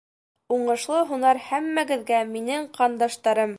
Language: Bashkir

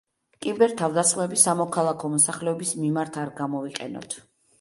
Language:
Georgian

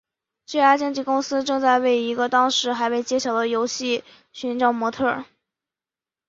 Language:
Chinese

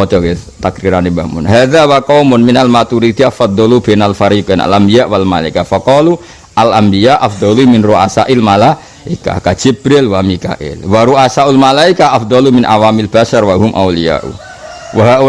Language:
Indonesian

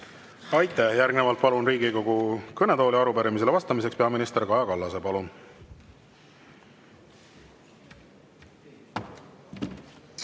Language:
Estonian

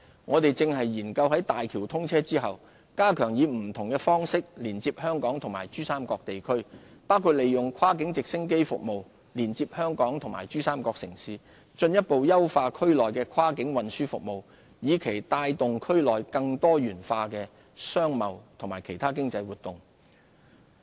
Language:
Cantonese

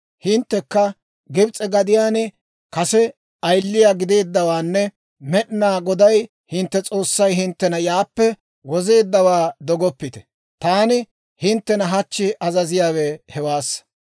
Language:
Dawro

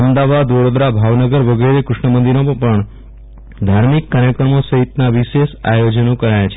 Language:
Gujarati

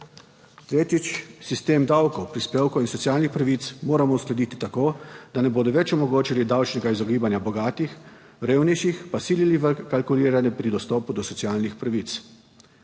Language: Slovenian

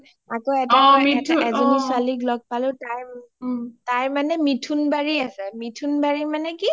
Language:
Assamese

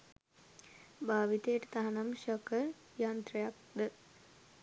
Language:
Sinhala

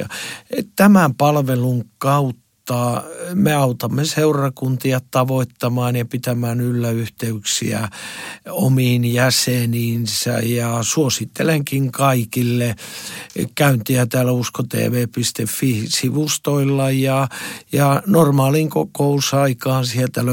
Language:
Finnish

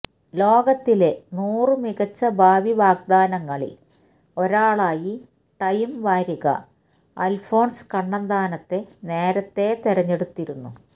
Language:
Malayalam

